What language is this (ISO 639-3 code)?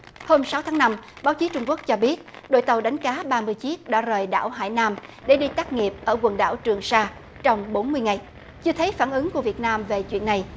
vie